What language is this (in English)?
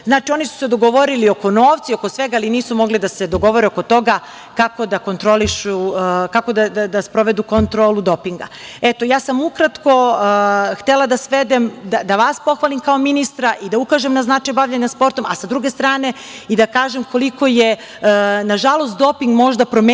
Serbian